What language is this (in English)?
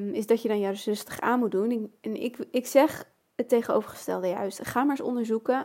Dutch